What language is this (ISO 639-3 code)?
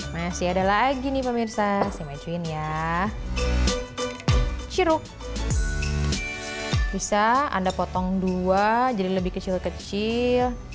ind